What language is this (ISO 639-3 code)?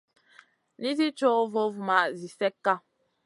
mcn